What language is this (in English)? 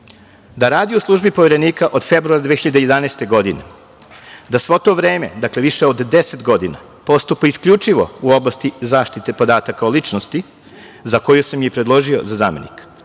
Serbian